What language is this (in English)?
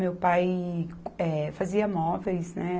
Portuguese